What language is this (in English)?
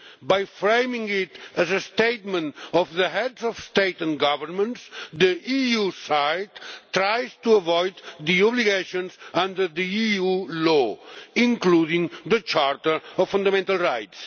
English